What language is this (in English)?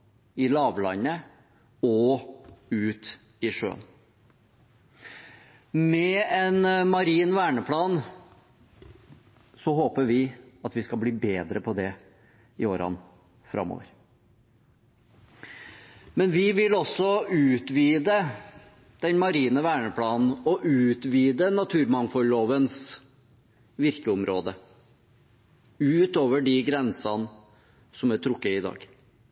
Norwegian Bokmål